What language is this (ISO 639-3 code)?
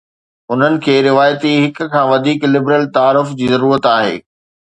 snd